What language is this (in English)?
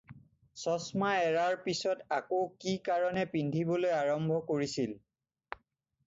Assamese